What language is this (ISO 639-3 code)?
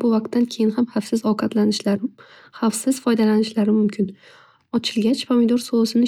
uzb